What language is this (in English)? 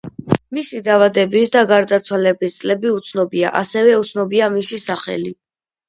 Georgian